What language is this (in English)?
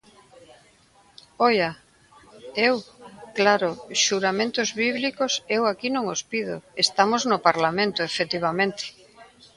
Galician